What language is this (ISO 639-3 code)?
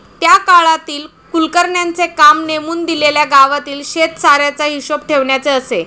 mar